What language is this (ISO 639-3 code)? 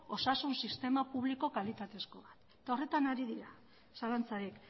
eus